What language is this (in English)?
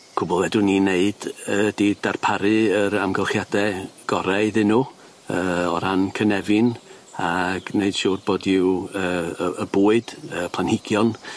Welsh